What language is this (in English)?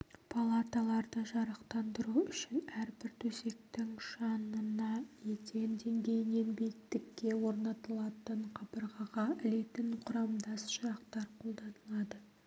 Kazakh